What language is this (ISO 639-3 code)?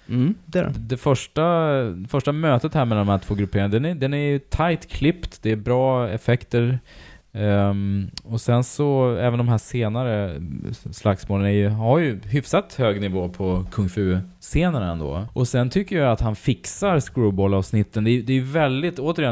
swe